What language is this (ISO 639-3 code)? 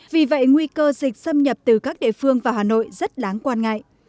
vie